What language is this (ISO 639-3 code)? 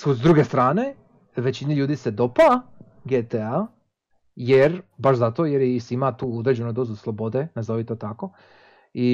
hrv